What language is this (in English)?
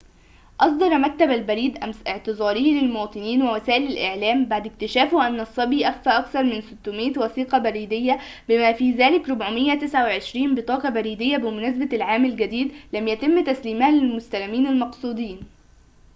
Arabic